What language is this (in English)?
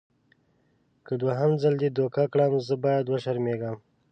Pashto